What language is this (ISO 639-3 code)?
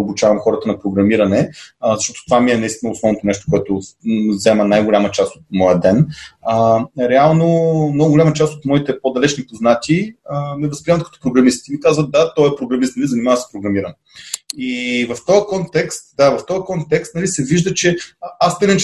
bul